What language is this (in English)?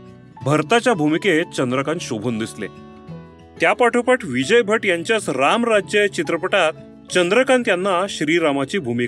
Marathi